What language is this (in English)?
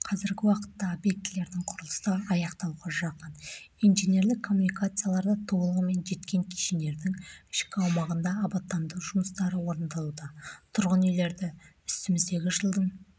Kazakh